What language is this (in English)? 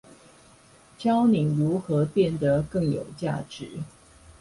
Chinese